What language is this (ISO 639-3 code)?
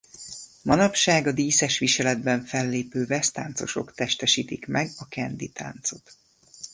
hun